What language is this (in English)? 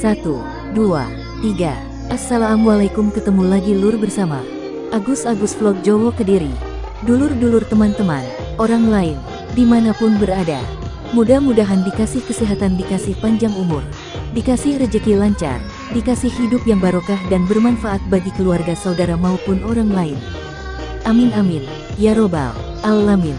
Indonesian